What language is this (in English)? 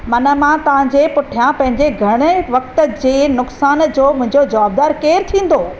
Sindhi